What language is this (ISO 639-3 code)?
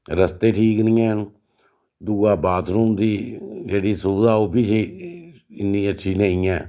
doi